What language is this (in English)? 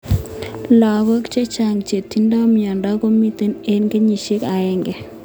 Kalenjin